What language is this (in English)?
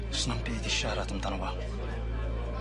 Welsh